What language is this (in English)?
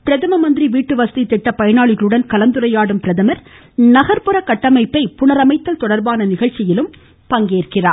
Tamil